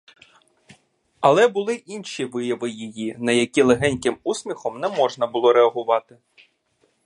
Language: Ukrainian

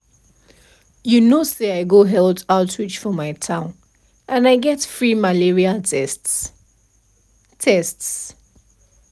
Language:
Nigerian Pidgin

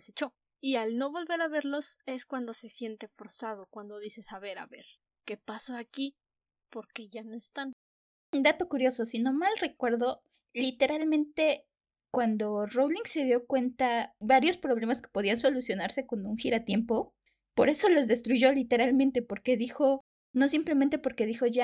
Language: Spanish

